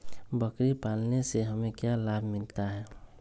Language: Magahi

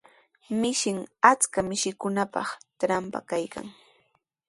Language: Sihuas Ancash Quechua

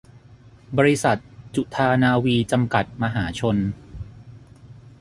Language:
Thai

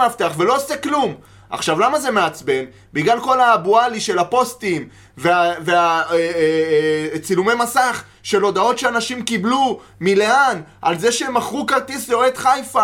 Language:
Hebrew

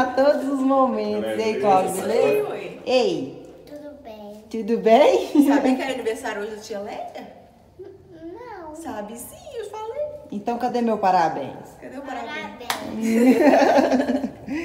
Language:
Portuguese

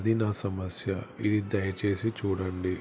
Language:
Telugu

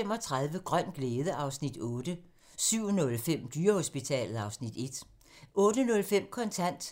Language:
Danish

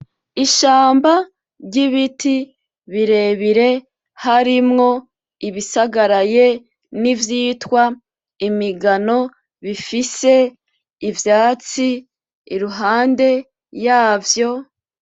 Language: Rundi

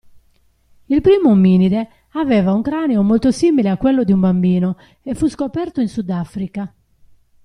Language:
Italian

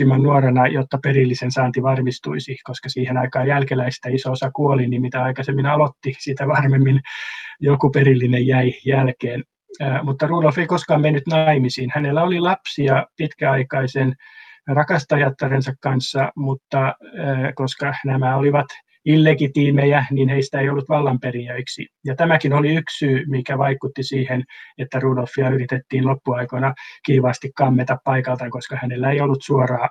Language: Finnish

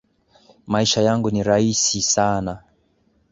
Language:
Swahili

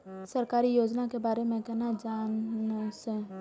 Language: Maithili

